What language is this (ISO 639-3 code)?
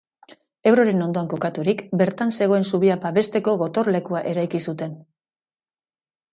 eus